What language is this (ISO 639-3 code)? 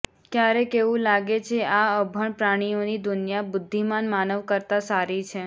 guj